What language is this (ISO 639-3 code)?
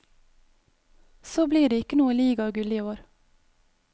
nor